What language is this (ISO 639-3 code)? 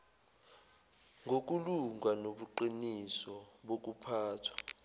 zul